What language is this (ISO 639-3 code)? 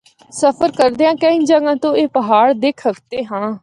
hno